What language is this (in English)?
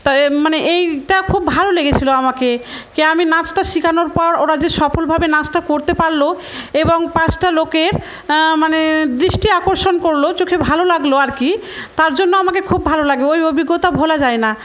Bangla